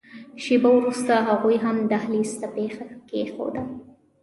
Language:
Pashto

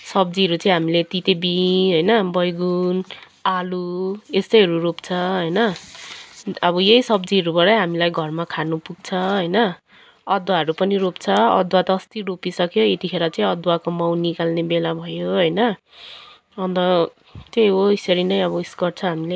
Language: Nepali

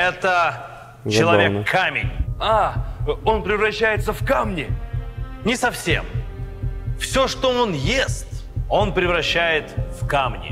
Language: Russian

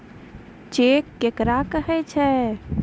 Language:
Maithili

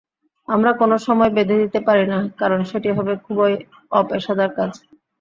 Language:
Bangla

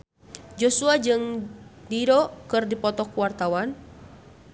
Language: Sundanese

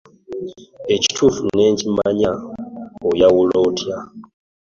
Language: Ganda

